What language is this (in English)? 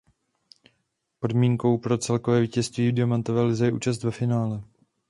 Czech